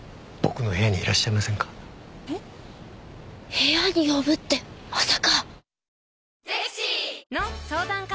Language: Japanese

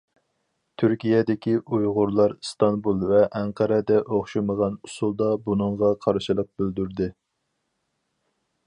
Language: Uyghur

